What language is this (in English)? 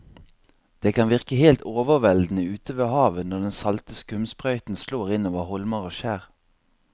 Norwegian